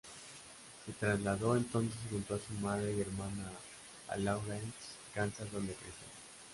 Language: Spanish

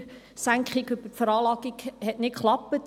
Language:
Swiss German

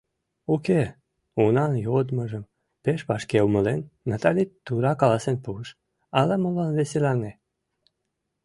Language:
Mari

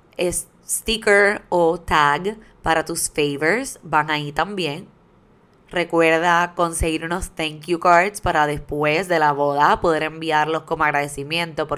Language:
Spanish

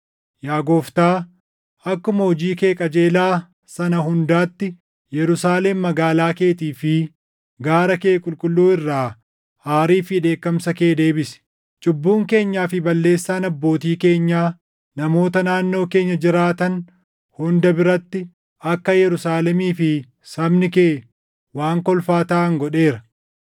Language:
Oromo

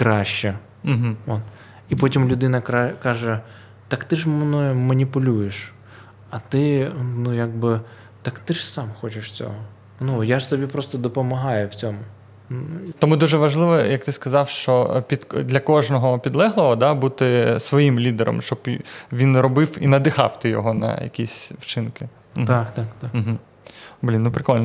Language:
Ukrainian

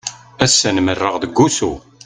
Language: Kabyle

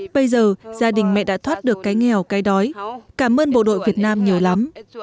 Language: Vietnamese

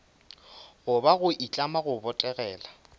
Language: Northern Sotho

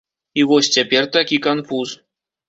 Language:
Belarusian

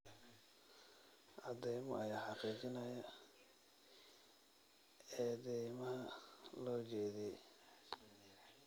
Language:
Somali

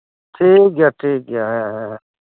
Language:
Santali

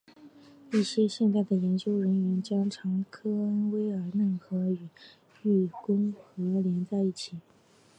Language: Chinese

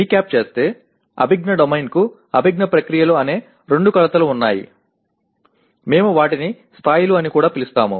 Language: Telugu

